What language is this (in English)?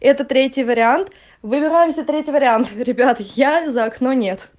Russian